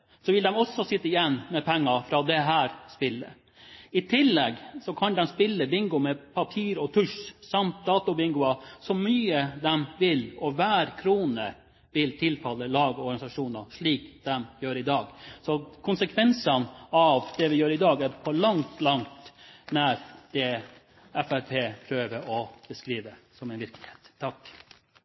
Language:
Norwegian Bokmål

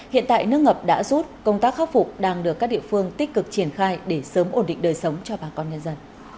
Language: Vietnamese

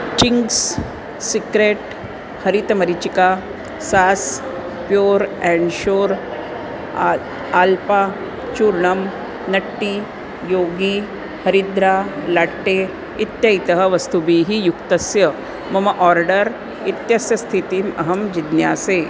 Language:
Sanskrit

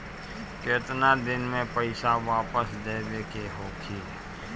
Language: Bhojpuri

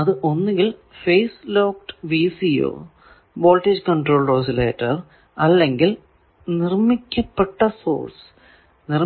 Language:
Malayalam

